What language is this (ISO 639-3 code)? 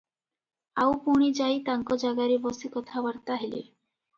ori